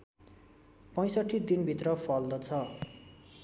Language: Nepali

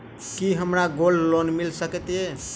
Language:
Maithili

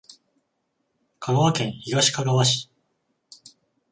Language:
Japanese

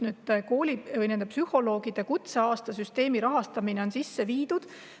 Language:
Estonian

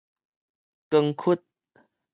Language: Min Nan Chinese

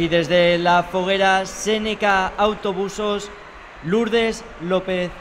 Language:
Spanish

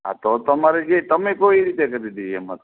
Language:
Gujarati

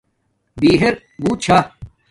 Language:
Domaaki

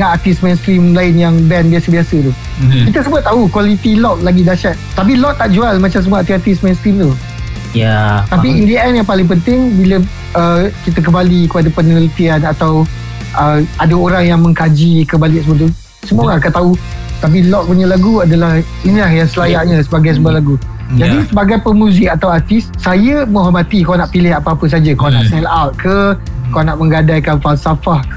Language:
Malay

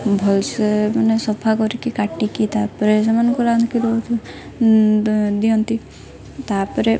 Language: Odia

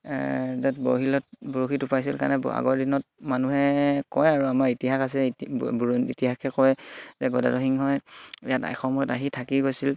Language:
Assamese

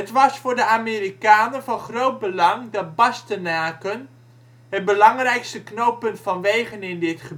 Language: Dutch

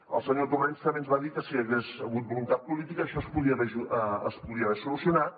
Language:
Catalan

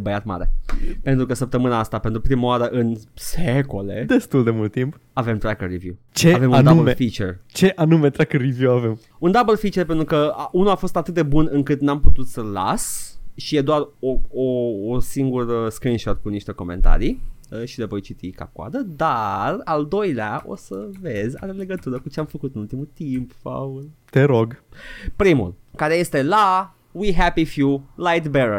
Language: Romanian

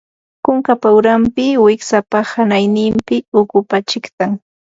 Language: Ambo-Pasco Quechua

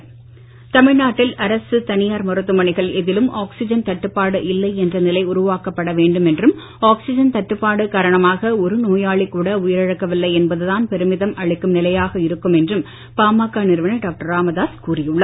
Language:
Tamil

